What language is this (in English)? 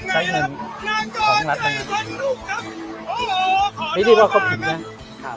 Thai